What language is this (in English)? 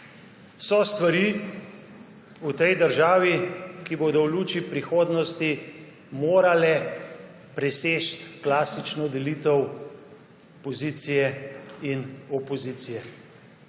Slovenian